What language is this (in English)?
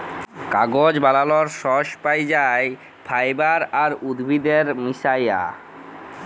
Bangla